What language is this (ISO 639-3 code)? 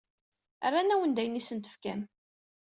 kab